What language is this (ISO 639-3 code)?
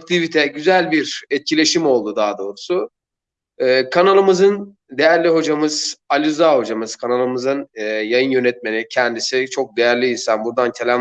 tur